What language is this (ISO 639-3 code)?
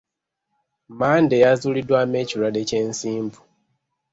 lug